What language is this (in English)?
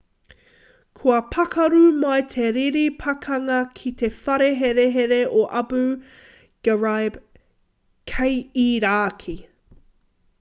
Māori